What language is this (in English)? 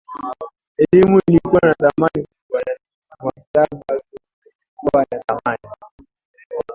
Swahili